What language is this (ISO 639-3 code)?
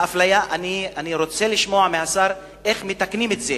heb